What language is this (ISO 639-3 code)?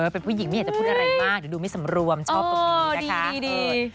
tha